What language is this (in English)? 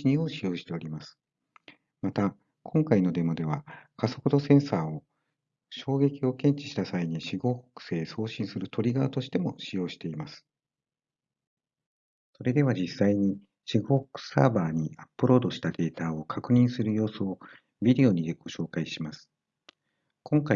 Japanese